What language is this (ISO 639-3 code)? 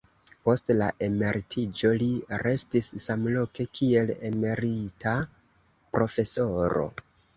epo